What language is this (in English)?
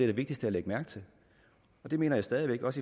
Danish